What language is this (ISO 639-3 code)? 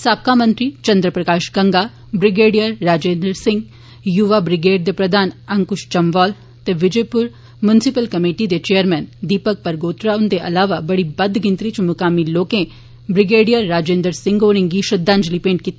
doi